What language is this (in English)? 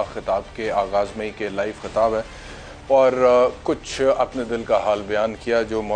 Hindi